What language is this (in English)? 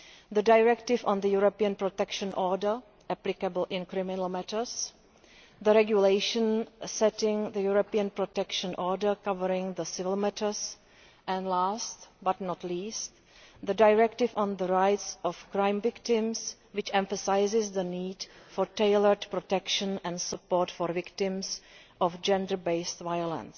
English